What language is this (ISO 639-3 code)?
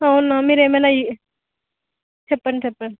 tel